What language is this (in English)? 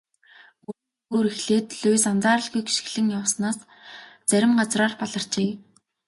Mongolian